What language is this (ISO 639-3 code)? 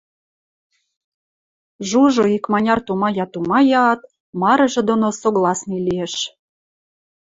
mrj